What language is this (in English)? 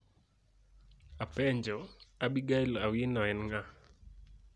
Luo (Kenya and Tanzania)